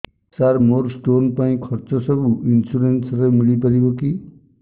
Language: Odia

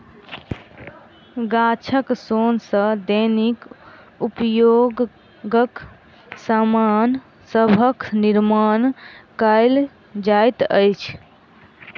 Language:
Maithili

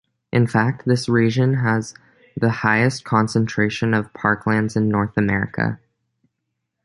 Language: English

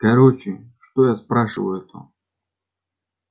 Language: Russian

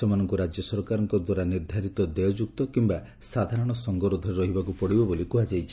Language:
Odia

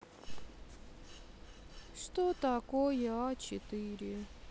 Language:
Russian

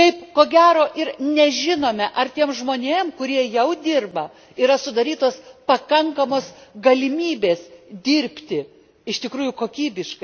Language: Lithuanian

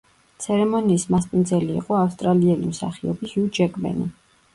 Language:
Georgian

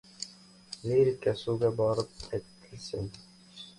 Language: Uzbek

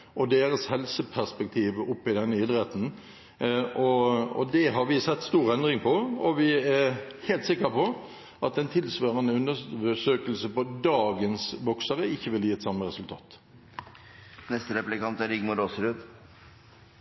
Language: Norwegian Bokmål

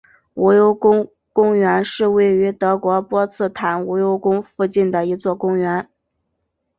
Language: Chinese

